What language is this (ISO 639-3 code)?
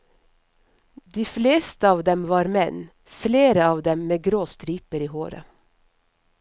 nor